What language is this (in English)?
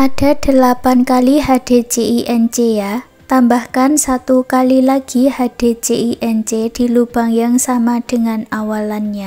Indonesian